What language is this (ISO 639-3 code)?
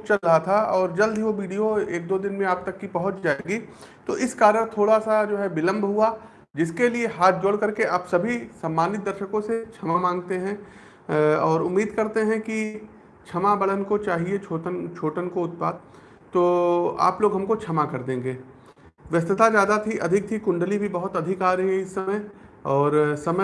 hin